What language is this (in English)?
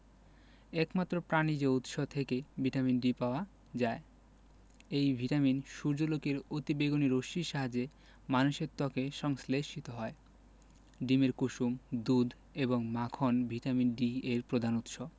Bangla